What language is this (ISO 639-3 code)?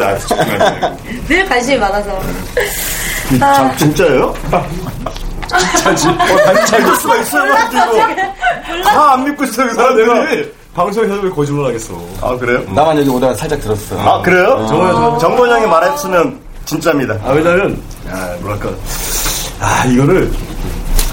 kor